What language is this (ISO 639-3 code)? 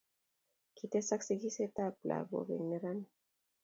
kln